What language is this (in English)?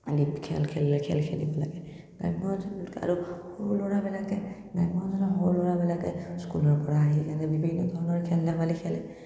Assamese